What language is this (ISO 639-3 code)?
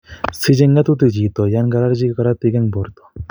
kln